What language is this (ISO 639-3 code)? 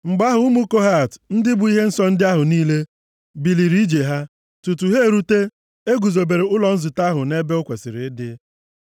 ibo